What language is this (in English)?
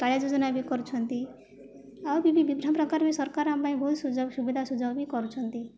Odia